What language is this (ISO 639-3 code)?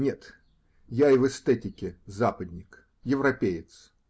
rus